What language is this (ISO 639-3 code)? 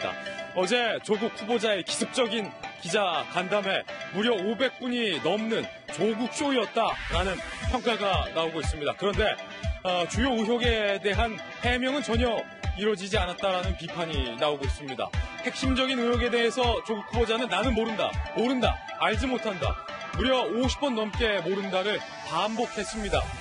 kor